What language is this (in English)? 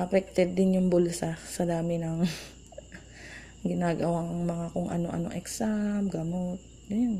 Filipino